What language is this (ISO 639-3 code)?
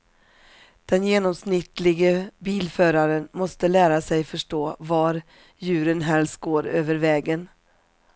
swe